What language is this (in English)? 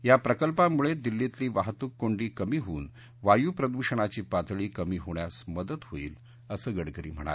Marathi